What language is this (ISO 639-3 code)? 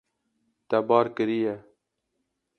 kur